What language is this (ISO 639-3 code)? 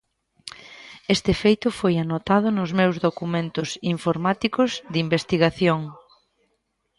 glg